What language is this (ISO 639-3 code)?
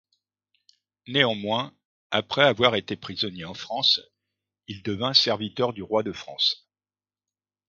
fra